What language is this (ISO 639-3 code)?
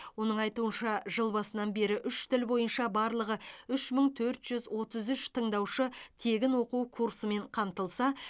kaz